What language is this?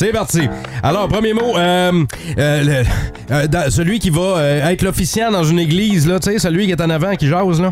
French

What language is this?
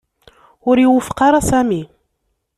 Kabyle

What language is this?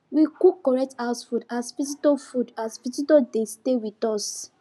Nigerian Pidgin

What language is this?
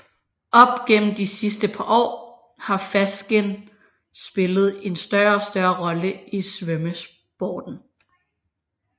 Danish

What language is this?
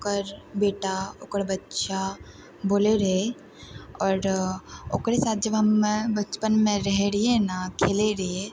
Maithili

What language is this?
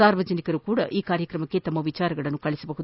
Kannada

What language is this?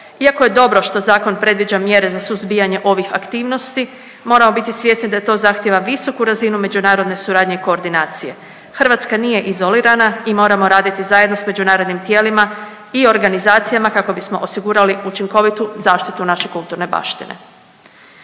Croatian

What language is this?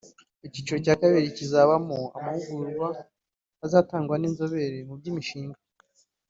Kinyarwanda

